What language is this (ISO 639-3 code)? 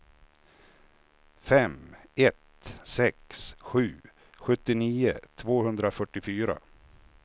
swe